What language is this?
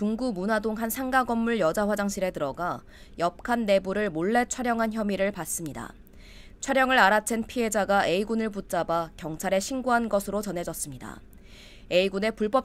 Korean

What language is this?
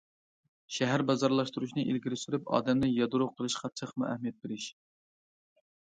Uyghur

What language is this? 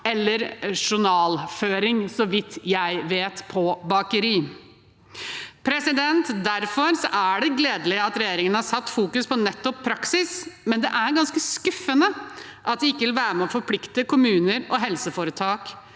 Norwegian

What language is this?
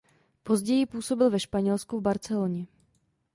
Czech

